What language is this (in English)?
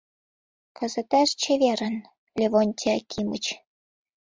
Mari